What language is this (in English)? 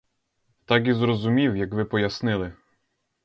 Ukrainian